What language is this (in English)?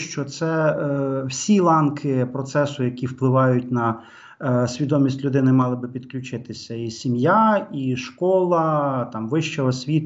Ukrainian